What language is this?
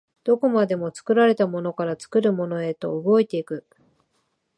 Japanese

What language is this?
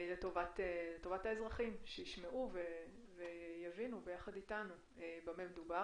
Hebrew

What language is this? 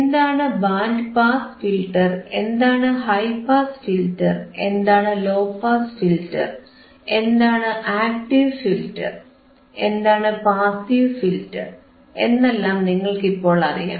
Malayalam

